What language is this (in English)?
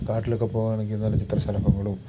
Malayalam